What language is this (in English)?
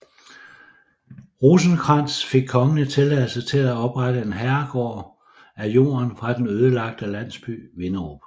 Danish